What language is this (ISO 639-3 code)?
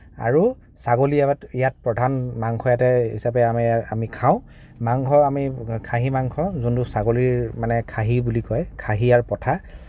asm